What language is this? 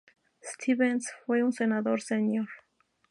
Spanish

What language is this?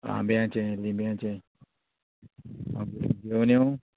Konkani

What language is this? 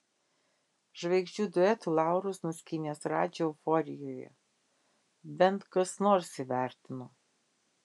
Lithuanian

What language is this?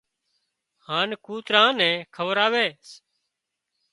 Wadiyara Koli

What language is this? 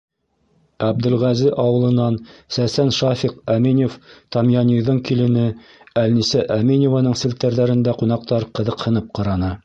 Bashkir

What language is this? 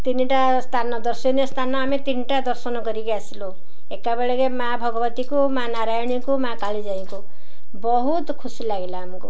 Odia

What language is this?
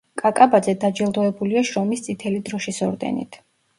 Georgian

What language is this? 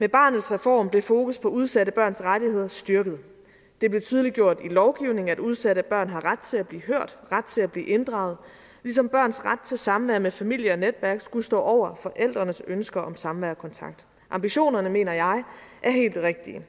Danish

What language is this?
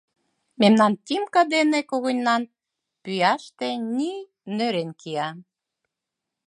Mari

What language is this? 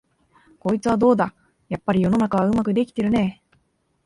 Japanese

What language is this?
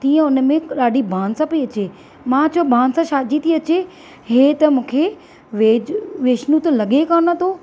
Sindhi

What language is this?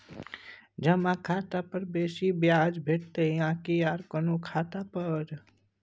Maithili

